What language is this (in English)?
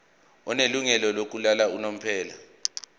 Zulu